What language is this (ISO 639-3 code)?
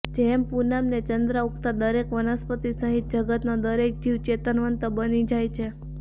guj